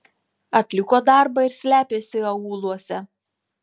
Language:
Lithuanian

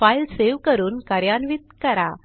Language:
Marathi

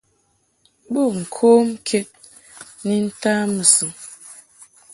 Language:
Mungaka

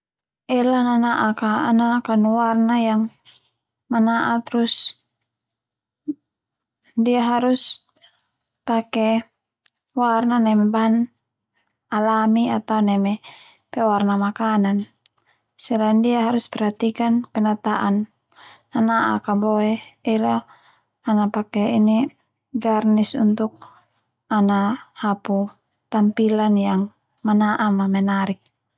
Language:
Termanu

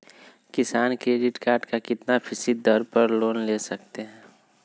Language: Magahi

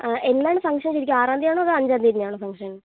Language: Malayalam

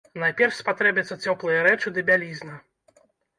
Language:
Belarusian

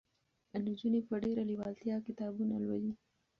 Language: Pashto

